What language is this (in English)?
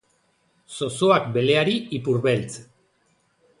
Basque